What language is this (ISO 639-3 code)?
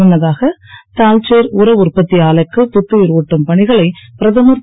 tam